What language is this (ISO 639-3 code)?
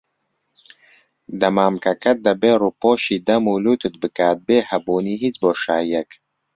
ckb